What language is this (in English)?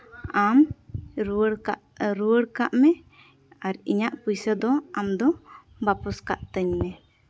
Santali